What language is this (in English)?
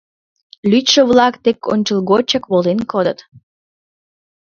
Mari